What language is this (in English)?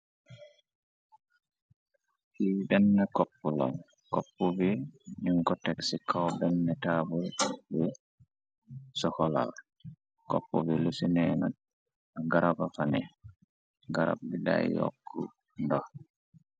Wolof